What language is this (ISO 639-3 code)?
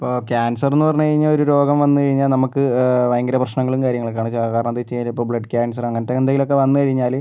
mal